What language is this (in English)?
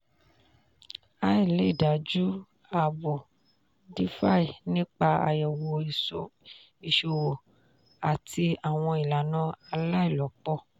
Yoruba